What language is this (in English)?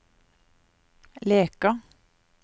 Norwegian